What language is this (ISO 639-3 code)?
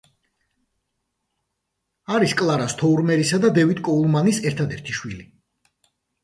kat